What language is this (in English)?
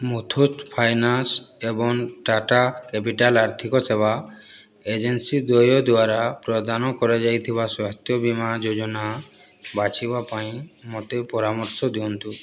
Odia